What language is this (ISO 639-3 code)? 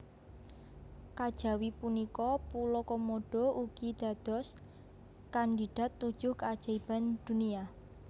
jav